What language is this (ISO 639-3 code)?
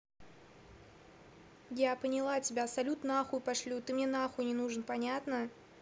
rus